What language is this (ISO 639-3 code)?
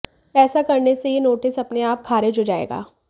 hin